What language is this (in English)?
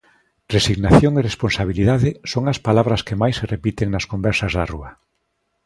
Galician